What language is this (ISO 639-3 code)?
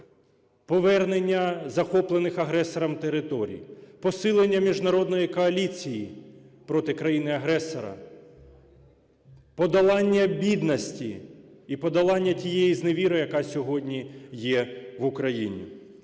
ukr